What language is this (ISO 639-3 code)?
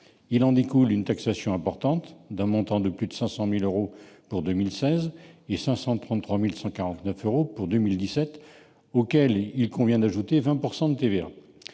fra